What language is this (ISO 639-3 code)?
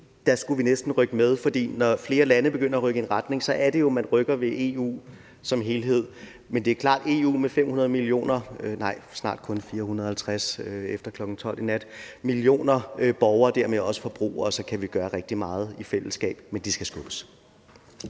dan